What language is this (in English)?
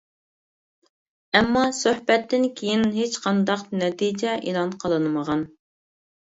Uyghur